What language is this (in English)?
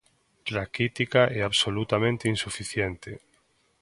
Galician